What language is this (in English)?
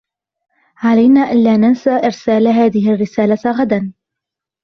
Arabic